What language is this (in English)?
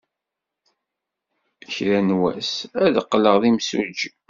Kabyle